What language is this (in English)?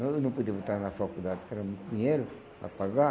Portuguese